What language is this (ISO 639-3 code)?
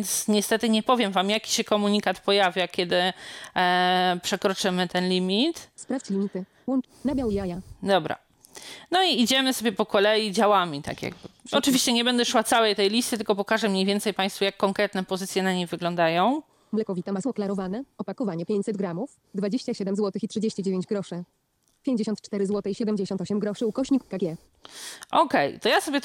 pol